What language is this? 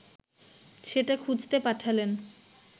Bangla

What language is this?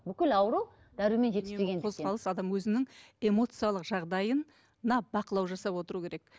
Kazakh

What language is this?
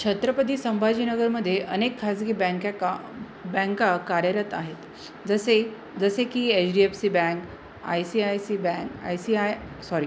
Marathi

